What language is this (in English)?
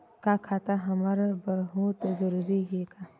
Chhattisgarhi